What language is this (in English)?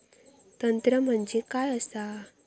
Marathi